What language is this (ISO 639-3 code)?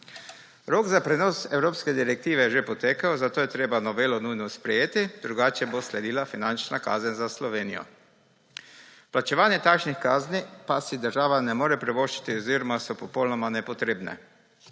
slv